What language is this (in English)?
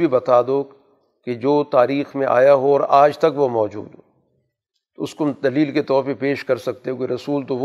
Urdu